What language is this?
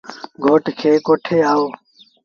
Sindhi Bhil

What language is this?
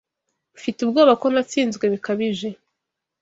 Kinyarwanda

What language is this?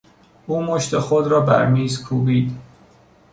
Persian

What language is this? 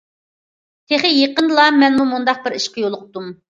Uyghur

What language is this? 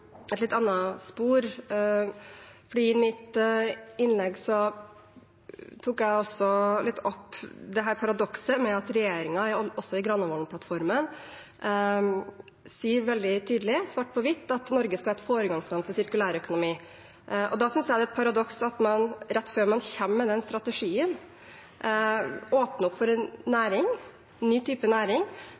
Norwegian Bokmål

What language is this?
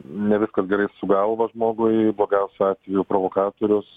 Lithuanian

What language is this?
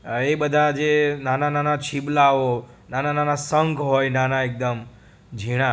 Gujarati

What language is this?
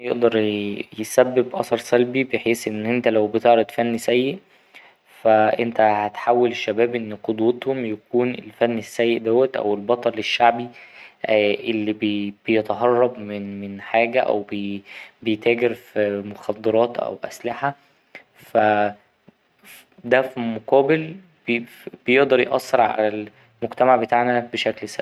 Egyptian Arabic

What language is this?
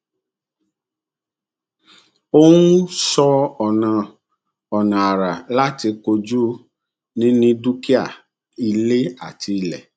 Yoruba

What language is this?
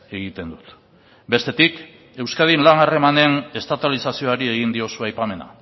Basque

